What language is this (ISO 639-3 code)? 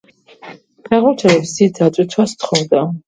kat